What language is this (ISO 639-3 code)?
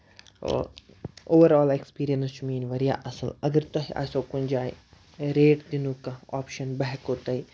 kas